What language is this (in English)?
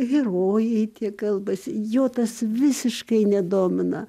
Lithuanian